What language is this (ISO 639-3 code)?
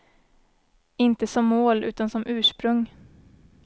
swe